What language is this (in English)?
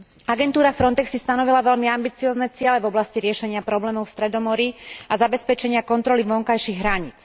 Slovak